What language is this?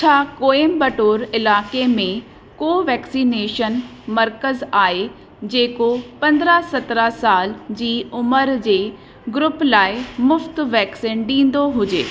Sindhi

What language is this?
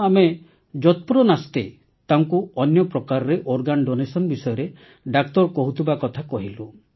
Odia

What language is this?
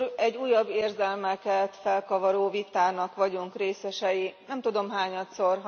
Hungarian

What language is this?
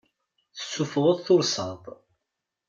Kabyle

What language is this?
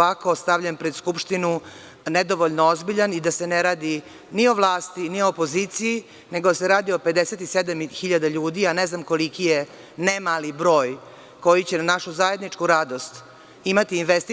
Serbian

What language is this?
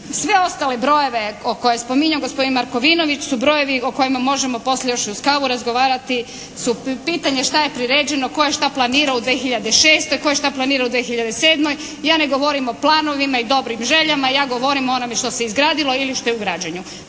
Croatian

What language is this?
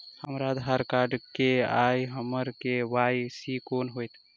Maithili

